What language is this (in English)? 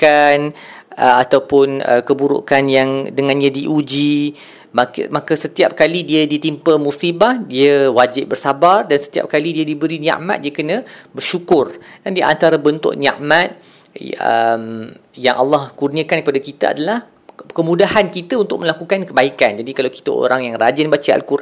Malay